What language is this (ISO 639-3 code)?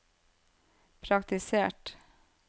nor